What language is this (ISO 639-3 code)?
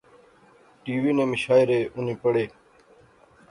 phr